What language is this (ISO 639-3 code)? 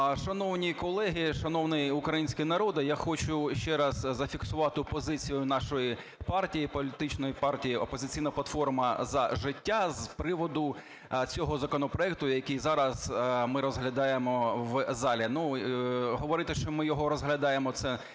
ukr